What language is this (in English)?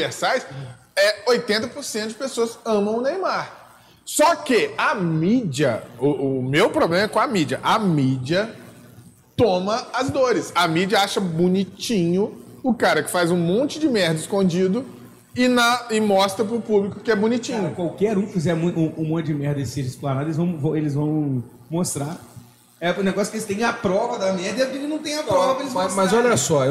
Portuguese